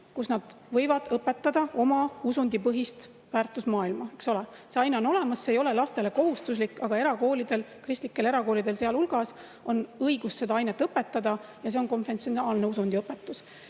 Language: Estonian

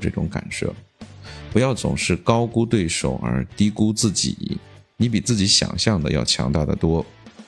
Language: Chinese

